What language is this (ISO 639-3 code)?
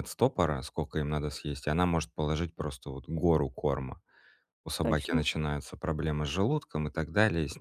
rus